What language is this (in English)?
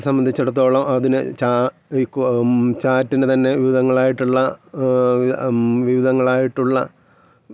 Malayalam